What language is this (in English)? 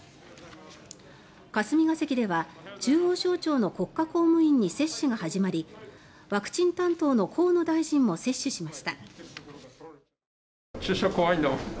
Japanese